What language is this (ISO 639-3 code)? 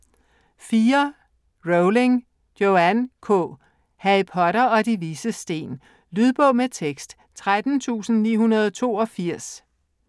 dan